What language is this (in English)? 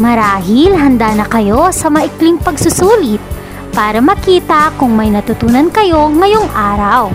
Filipino